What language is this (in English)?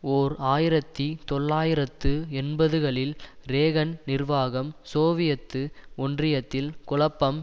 Tamil